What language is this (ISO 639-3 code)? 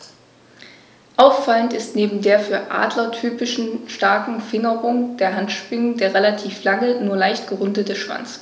deu